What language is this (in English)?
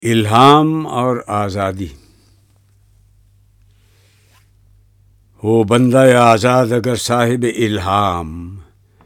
Urdu